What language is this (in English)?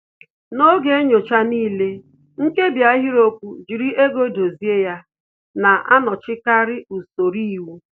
Igbo